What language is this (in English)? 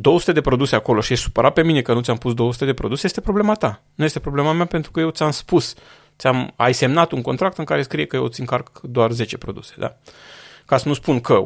Romanian